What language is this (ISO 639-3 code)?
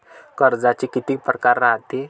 mar